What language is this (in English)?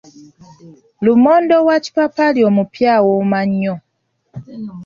Ganda